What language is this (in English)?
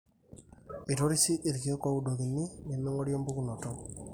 Masai